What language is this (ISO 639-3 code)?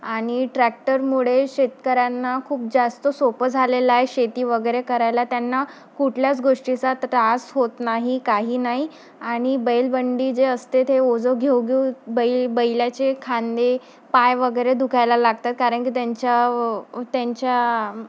mar